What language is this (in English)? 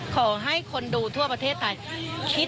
Thai